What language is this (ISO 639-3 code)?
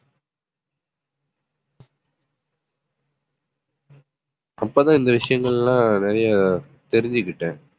tam